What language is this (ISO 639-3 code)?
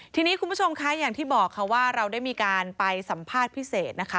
tha